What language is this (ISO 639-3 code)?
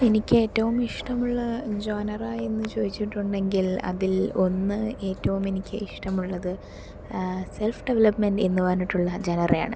mal